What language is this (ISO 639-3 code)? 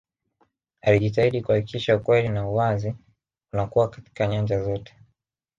swa